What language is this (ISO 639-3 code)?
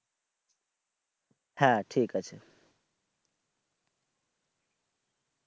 ben